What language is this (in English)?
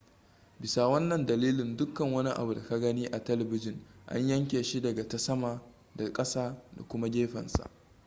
Hausa